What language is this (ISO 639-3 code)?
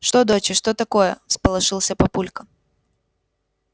rus